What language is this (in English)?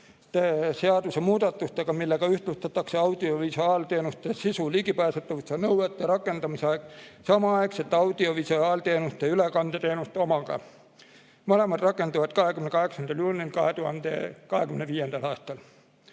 Estonian